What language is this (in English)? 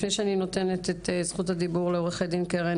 Hebrew